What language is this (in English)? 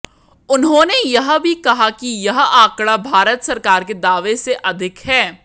Hindi